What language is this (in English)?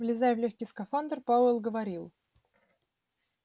Russian